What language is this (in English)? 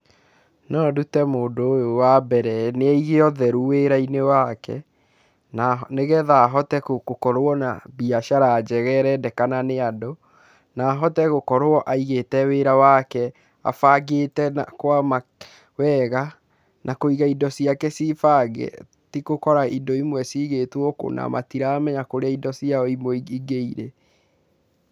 Kikuyu